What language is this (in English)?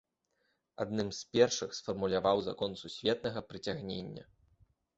Belarusian